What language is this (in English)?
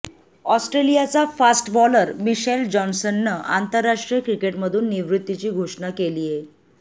Marathi